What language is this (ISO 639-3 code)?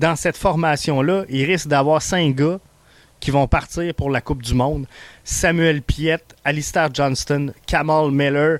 fra